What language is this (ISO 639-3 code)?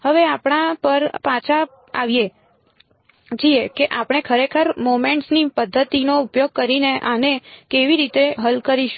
guj